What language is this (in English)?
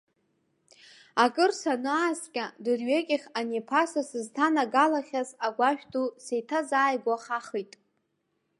Abkhazian